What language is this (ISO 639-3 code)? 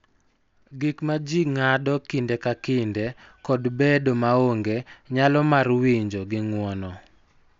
luo